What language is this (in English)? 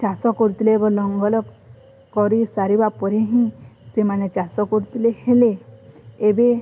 Odia